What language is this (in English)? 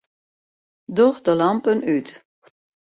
Western Frisian